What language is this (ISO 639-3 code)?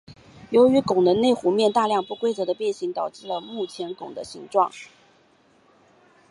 zho